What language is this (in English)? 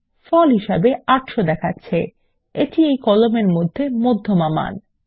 Bangla